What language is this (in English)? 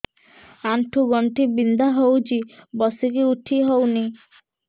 Odia